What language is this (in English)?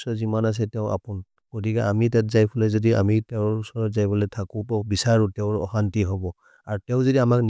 Maria (India)